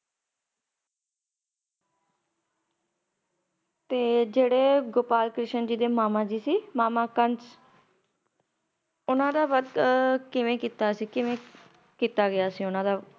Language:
Punjabi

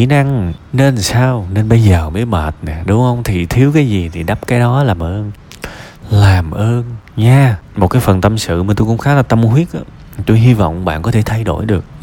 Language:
Vietnamese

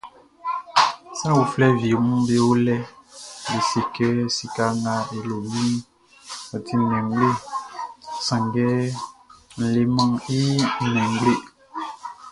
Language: Baoulé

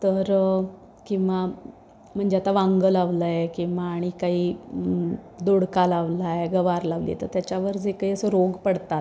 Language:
Marathi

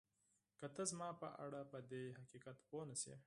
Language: Pashto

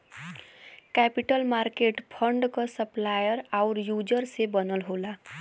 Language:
Bhojpuri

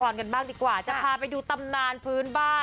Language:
Thai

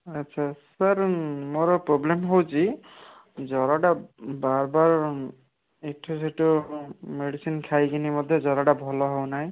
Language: Odia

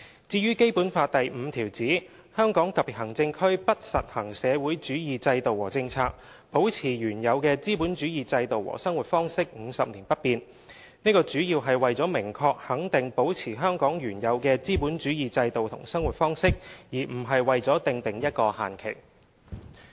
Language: Cantonese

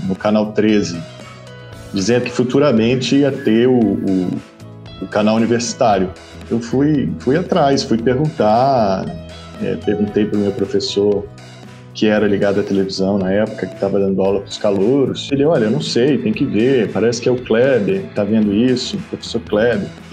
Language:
Portuguese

